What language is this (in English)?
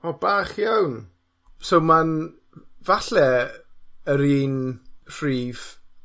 Welsh